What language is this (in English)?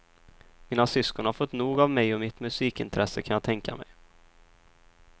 Swedish